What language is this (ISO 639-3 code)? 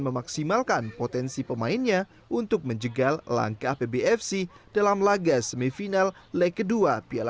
ind